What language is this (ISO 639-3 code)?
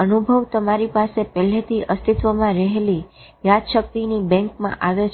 guj